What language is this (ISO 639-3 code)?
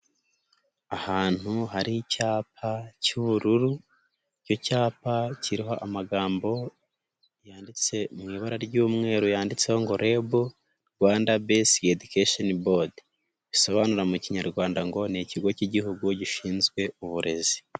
kin